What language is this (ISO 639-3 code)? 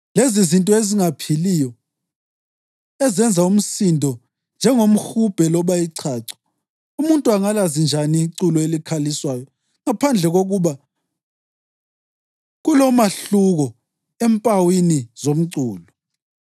nde